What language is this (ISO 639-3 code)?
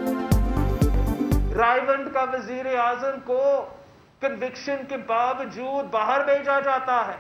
urd